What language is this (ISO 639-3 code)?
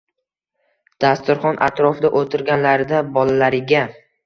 uzb